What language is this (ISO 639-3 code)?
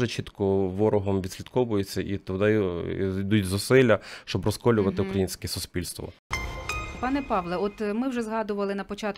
ukr